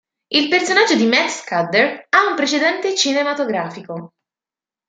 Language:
Italian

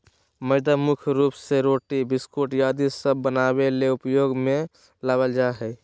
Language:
Magahi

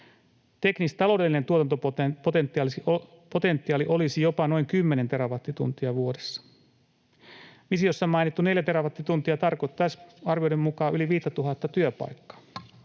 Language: Finnish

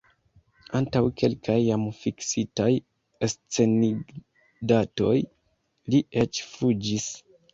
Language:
Esperanto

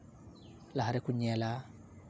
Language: Santali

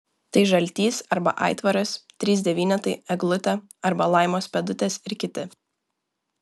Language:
Lithuanian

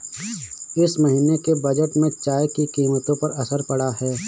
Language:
Hindi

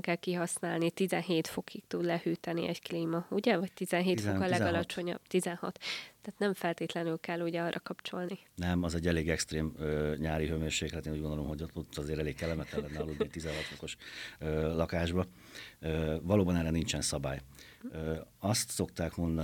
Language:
Hungarian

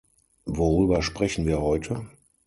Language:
German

